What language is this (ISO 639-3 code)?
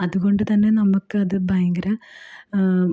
mal